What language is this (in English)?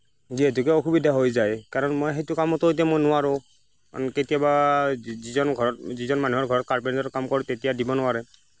Assamese